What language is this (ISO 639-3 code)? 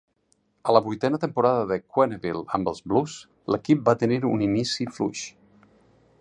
cat